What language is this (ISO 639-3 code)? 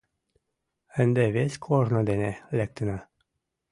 chm